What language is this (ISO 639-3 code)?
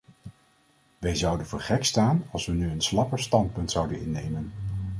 nld